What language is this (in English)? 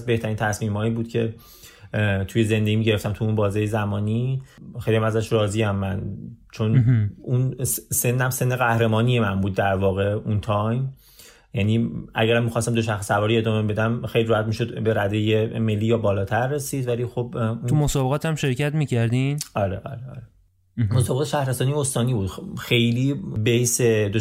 Persian